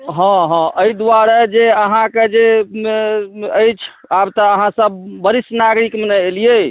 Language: Maithili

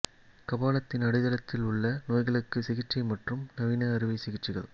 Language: Tamil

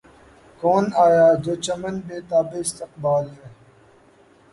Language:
Urdu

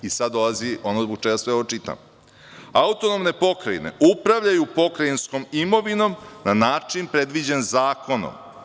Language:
Serbian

